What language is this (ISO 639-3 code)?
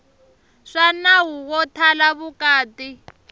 tso